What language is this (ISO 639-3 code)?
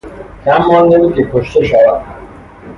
fas